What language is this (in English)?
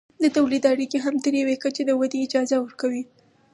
Pashto